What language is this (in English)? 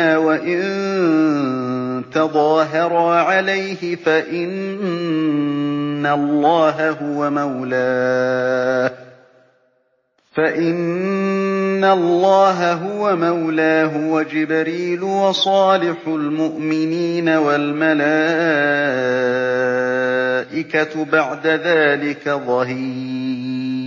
Arabic